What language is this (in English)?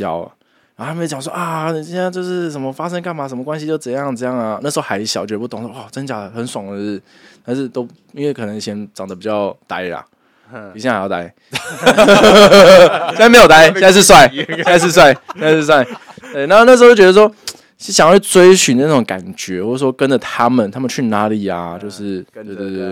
Chinese